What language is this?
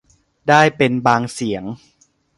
Thai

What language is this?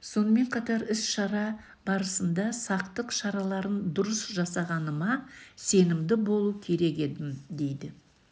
Kazakh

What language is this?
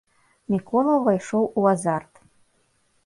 Belarusian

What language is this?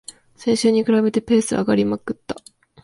Japanese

